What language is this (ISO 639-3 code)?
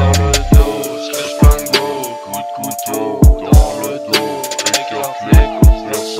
tha